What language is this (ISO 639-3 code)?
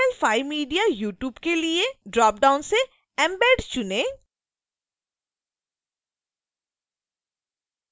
hin